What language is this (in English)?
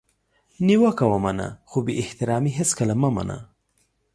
Pashto